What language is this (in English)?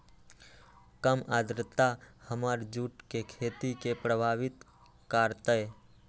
Magahi